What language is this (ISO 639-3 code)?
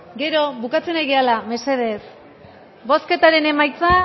eus